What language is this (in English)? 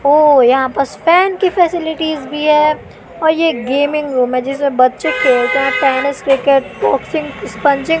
Hindi